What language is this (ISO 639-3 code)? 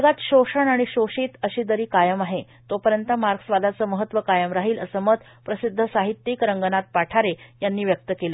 mar